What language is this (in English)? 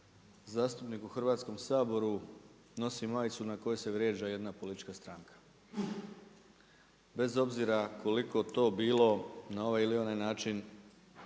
Croatian